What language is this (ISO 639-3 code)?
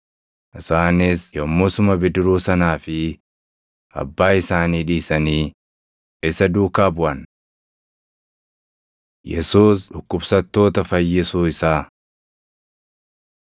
orm